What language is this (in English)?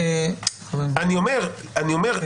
Hebrew